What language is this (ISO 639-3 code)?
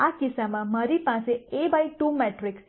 guj